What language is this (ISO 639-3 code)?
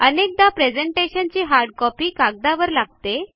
mar